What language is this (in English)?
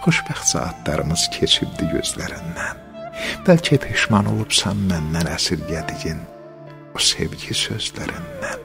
Turkish